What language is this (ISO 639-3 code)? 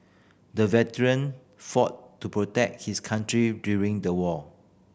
eng